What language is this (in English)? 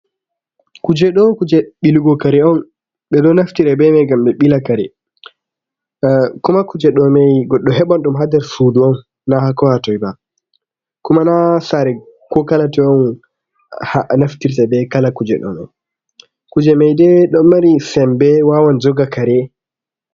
Fula